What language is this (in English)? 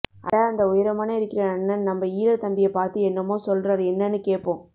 Tamil